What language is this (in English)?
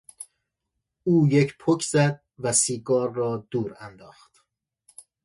Persian